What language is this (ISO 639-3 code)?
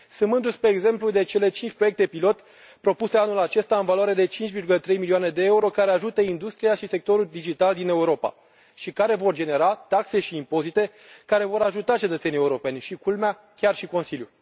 ron